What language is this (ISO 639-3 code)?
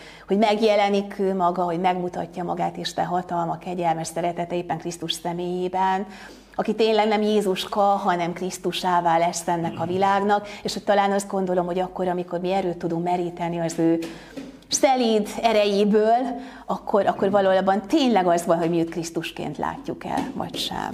hun